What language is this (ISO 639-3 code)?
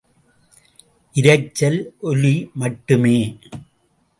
tam